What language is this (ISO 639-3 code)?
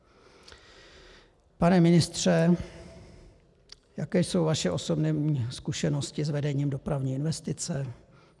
ces